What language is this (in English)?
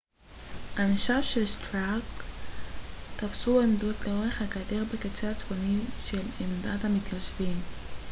Hebrew